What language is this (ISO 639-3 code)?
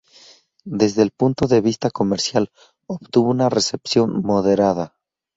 spa